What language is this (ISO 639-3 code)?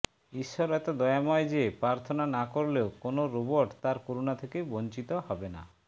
ben